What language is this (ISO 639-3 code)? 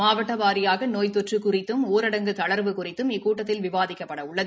tam